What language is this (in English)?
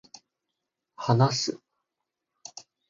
Japanese